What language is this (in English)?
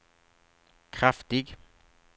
Swedish